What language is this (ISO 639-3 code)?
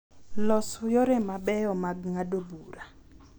luo